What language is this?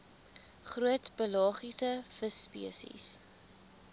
Afrikaans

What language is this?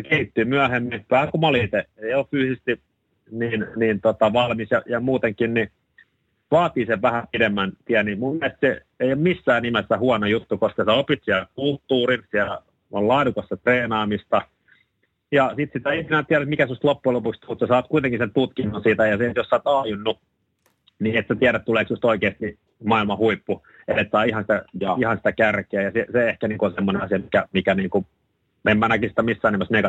Finnish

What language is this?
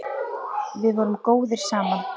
Icelandic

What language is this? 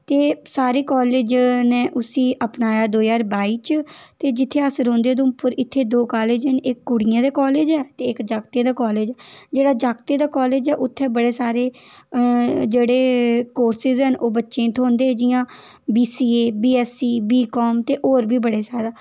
Dogri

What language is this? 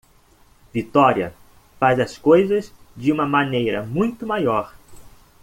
Portuguese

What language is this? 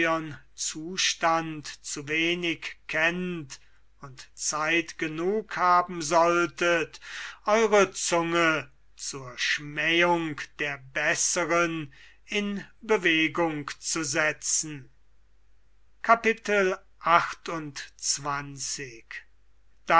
German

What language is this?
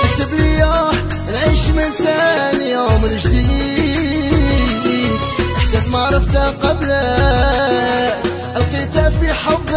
Arabic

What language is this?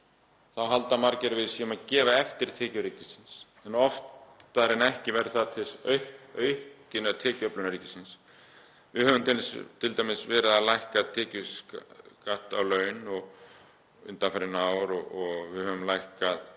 Icelandic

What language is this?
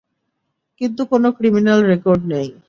Bangla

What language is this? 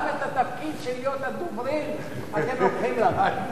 Hebrew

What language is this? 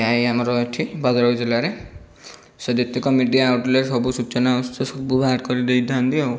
Odia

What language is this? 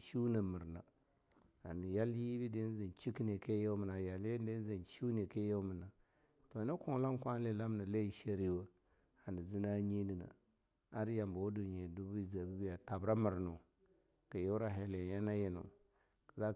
Longuda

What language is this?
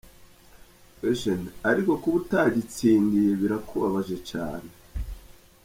Kinyarwanda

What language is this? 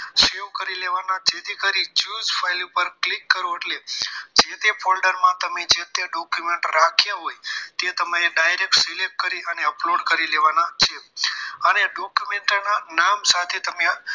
Gujarati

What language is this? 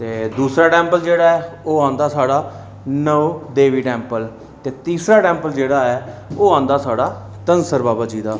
Dogri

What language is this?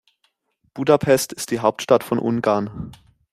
German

